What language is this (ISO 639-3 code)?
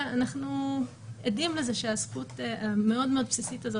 heb